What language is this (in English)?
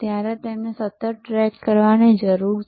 Gujarati